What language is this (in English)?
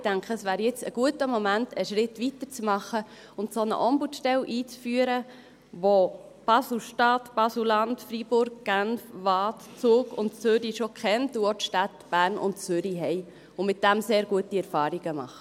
Swiss German